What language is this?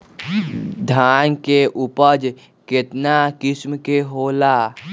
Magahi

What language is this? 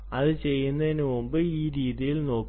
Malayalam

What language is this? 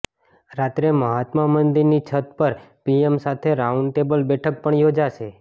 Gujarati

